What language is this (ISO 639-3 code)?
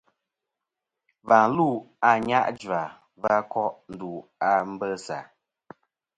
bkm